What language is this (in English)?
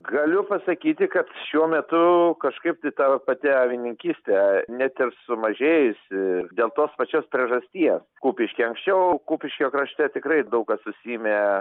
Lithuanian